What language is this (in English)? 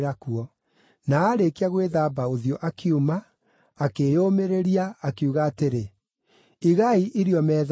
Kikuyu